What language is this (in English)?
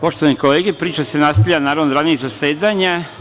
Serbian